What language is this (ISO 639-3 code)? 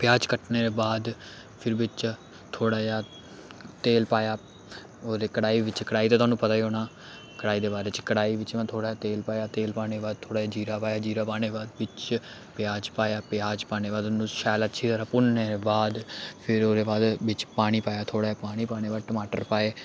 doi